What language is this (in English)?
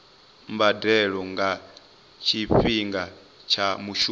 Venda